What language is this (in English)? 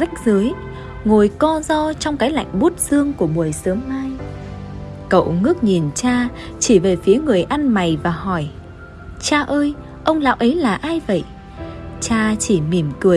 Vietnamese